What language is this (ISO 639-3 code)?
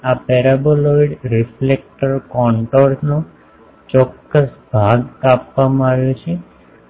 guj